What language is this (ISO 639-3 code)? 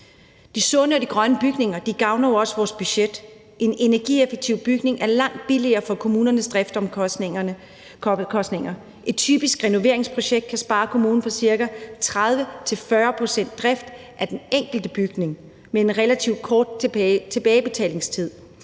dan